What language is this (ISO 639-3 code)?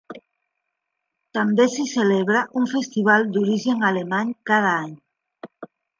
cat